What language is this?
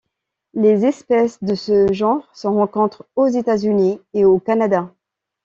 French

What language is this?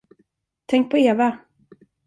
Swedish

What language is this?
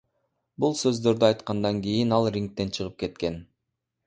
Kyrgyz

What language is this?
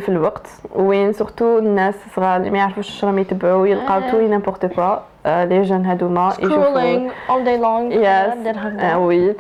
Arabic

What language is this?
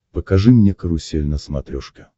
Russian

